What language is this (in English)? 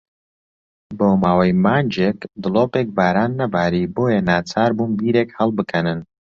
Central Kurdish